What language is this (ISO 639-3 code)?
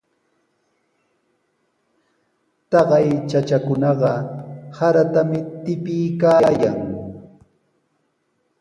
qws